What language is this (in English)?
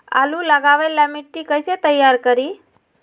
Magahi